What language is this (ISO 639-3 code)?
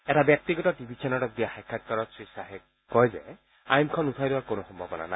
asm